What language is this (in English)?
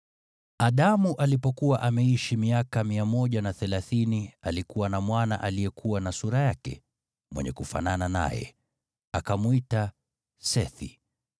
Swahili